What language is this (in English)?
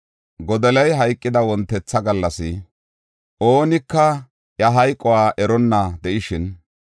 Gofa